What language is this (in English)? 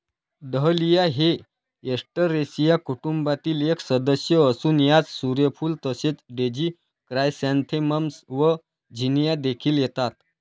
Marathi